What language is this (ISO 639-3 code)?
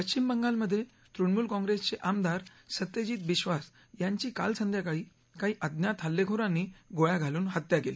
mar